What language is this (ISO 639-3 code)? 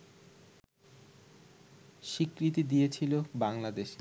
ben